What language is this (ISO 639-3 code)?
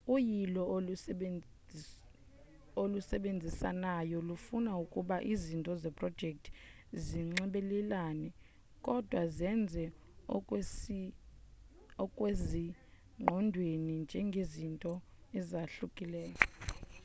xho